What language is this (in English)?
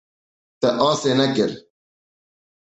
Kurdish